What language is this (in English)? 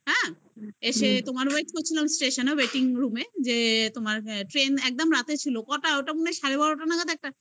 Bangla